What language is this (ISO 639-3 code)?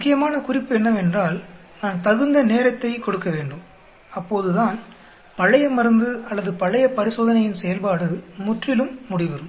tam